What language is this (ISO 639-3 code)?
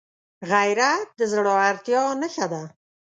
pus